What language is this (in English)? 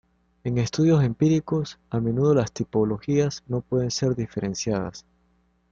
Spanish